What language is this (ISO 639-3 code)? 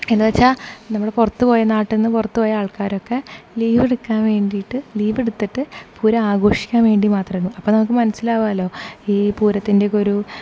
mal